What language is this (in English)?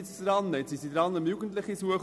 Swiss German